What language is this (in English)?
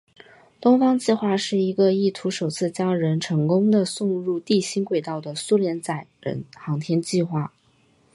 Chinese